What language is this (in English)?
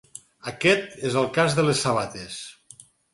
Catalan